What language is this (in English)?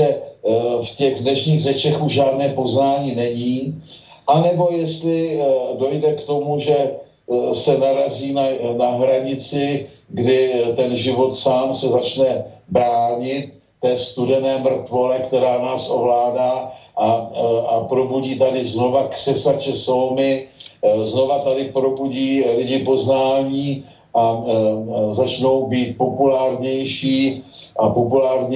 Czech